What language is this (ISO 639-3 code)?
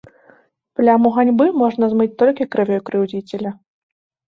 bel